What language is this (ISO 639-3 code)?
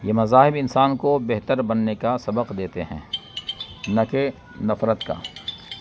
urd